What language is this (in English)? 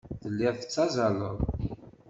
Kabyle